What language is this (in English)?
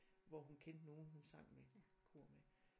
Danish